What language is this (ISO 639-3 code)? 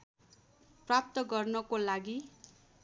nep